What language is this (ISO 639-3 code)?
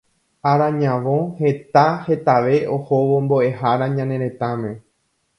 grn